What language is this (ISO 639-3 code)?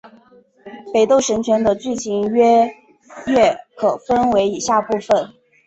zho